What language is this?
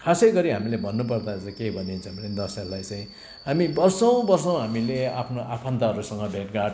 Nepali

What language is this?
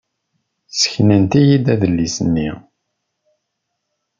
Kabyle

